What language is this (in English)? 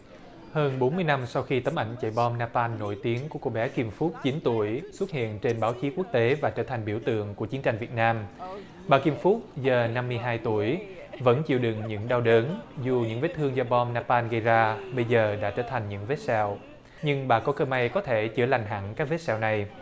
Vietnamese